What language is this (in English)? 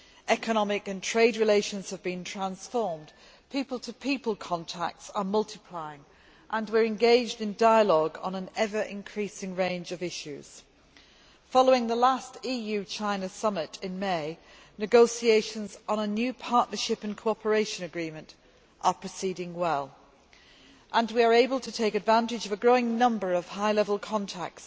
English